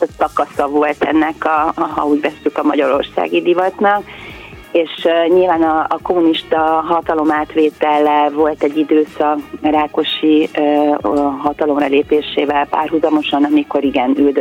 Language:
Hungarian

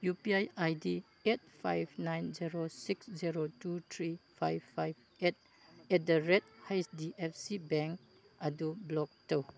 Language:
Manipuri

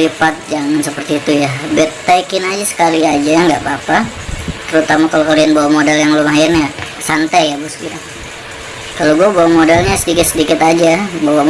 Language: Indonesian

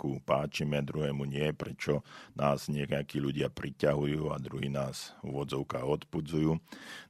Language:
Slovak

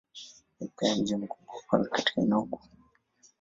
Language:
Swahili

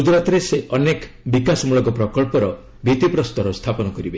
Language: Odia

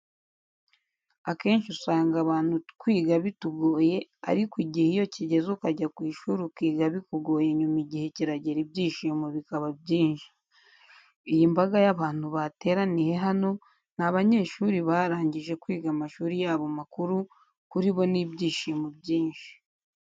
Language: Kinyarwanda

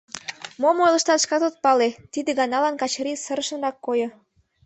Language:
Mari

